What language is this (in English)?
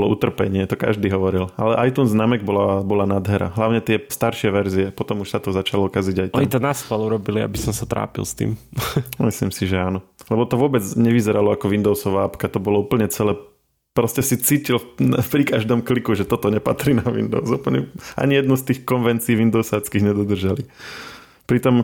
Slovak